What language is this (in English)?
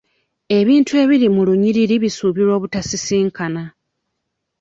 Ganda